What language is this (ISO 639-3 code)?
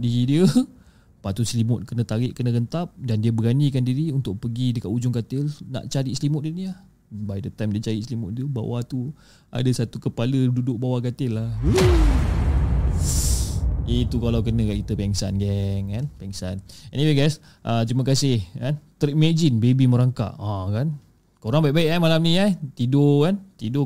msa